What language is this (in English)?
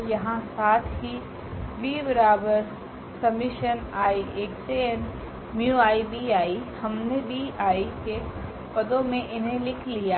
Hindi